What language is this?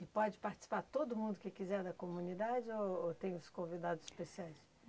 Portuguese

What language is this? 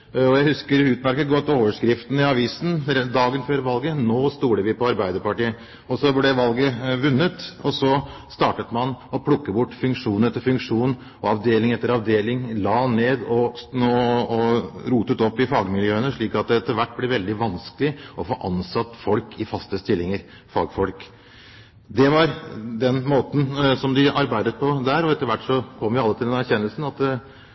Norwegian Bokmål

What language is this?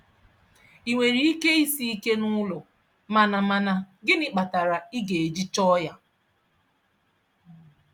Igbo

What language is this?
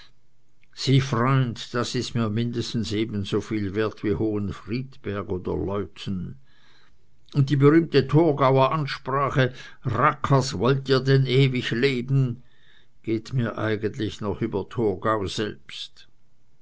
German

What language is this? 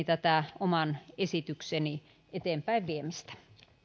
Finnish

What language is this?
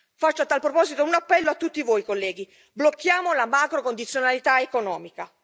Italian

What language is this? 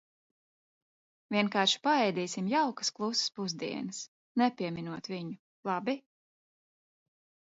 Latvian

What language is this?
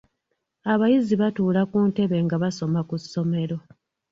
Ganda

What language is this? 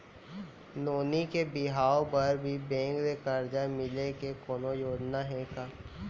Chhattisgarhi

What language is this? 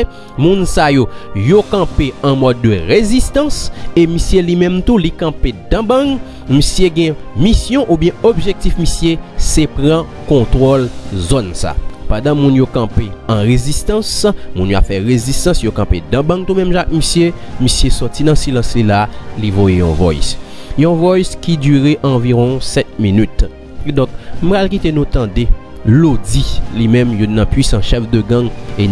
French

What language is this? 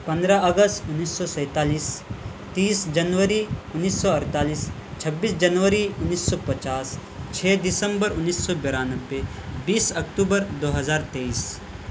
Urdu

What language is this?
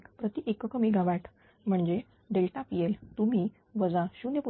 Marathi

